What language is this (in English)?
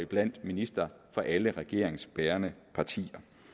Danish